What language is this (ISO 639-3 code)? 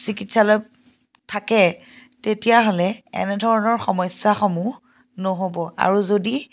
asm